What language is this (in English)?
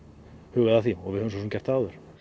Icelandic